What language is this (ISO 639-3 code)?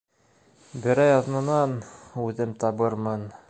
bak